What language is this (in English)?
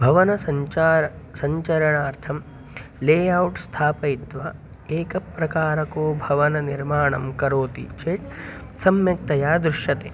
Sanskrit